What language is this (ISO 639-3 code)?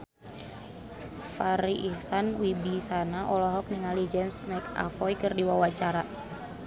sun